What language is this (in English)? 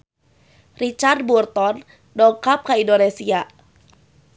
Sundanese